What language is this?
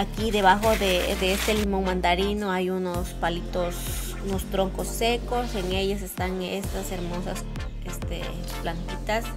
Spanish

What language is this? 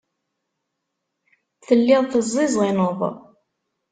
Kabyle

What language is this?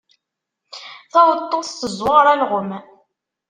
Kabyle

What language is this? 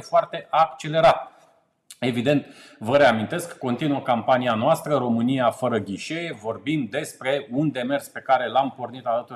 Romanian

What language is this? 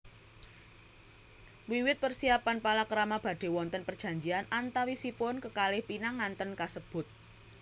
Javanese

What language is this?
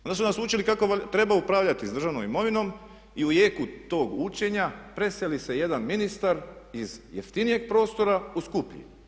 Croatian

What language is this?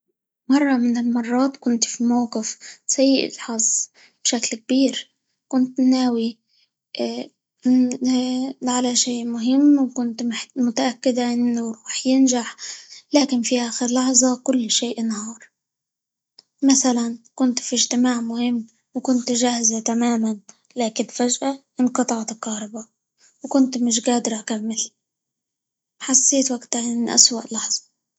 Libyan Arabic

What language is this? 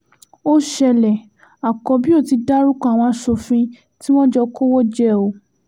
Yoruba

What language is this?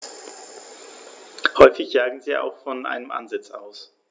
German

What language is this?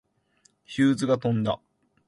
Japanese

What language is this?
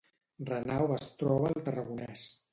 Catalan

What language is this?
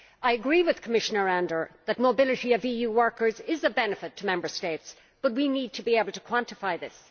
English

